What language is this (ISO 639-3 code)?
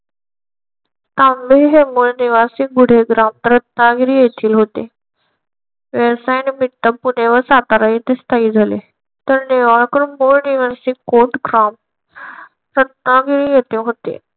mar